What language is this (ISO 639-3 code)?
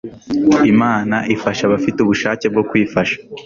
kin